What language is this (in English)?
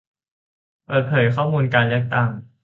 Thai